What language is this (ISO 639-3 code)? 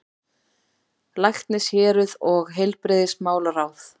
isl